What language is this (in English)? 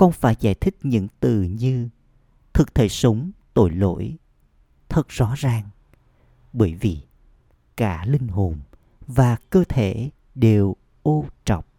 Vietnamese